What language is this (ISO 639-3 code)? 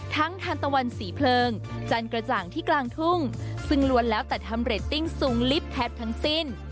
tha